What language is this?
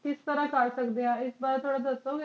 Punjabi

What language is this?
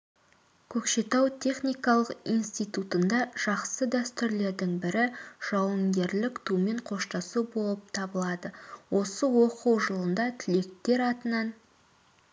Kazakh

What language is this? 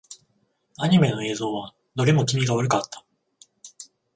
Japanese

